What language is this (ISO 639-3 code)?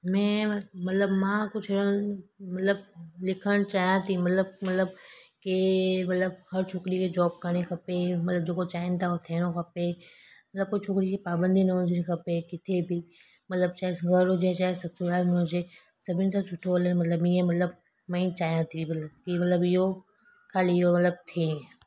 snd